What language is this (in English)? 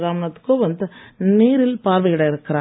Tamil